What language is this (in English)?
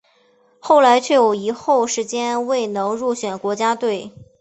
Chinese